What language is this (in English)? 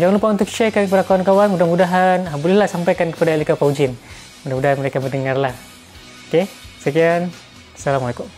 Malay